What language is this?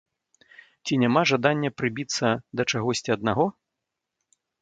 Belarusian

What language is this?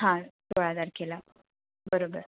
Marathi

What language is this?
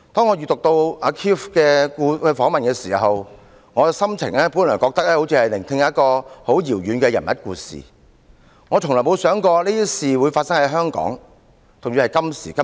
Cantonese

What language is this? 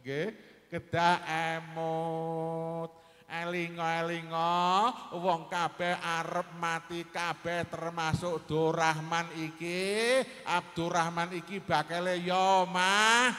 Indonesian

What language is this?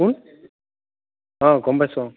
Assamese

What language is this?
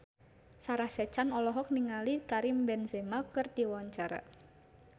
Sundanese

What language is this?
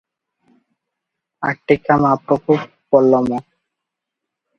Odia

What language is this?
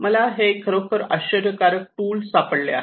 Marathi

